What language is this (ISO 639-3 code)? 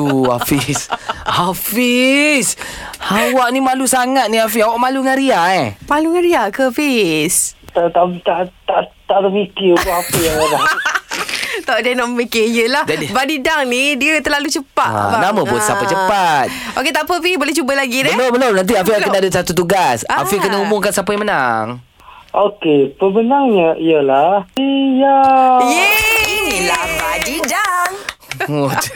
msa